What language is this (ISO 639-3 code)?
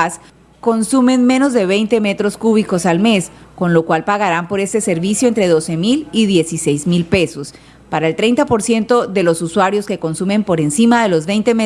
spa